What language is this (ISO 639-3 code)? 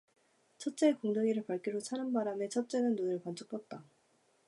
kor